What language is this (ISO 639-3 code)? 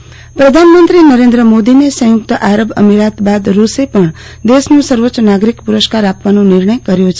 guj